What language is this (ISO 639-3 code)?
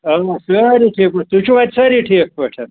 kas